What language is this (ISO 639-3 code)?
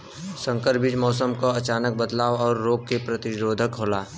bho